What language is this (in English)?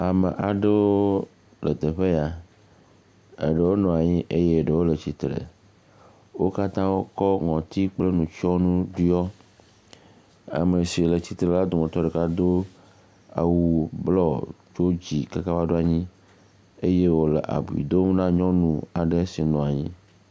Ewe